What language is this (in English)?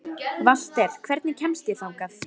Icelandic